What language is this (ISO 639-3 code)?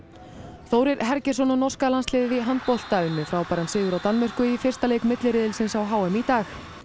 isl